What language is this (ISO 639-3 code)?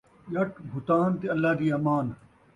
skr